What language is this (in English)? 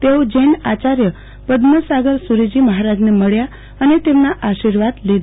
Gujarati